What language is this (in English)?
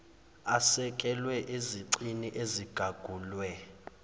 Zulu